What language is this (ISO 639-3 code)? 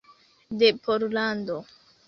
epo